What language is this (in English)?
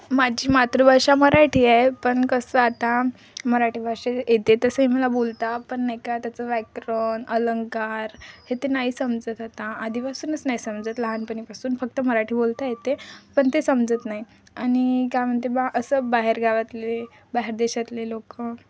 Marathi